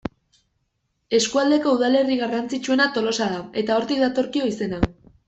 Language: Basque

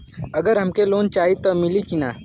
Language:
Bhojpuri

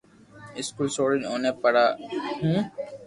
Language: Loarki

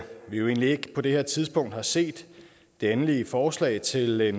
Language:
Danish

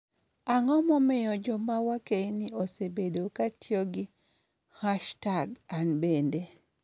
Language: Luo (Kenya and Tanzania)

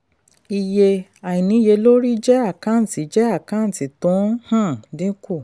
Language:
Yoruba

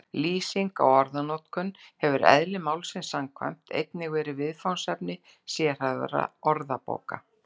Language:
Icelandic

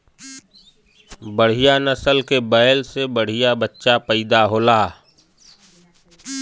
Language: Bhojpuri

